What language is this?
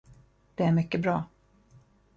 Swedish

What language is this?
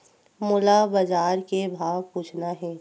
Chhattisgarhi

